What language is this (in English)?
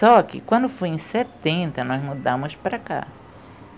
Portuguese